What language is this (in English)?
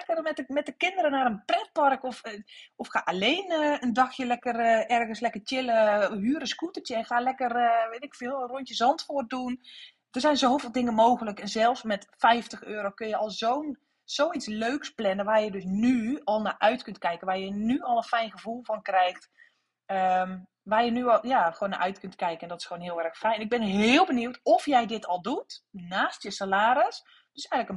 Dutch